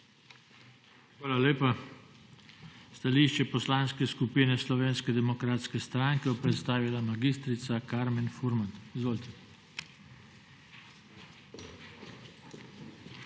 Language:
Slovenian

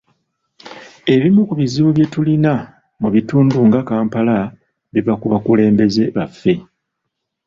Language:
Ganda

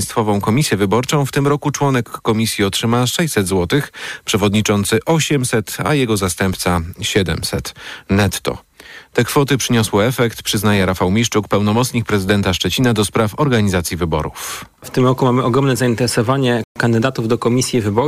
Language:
Polish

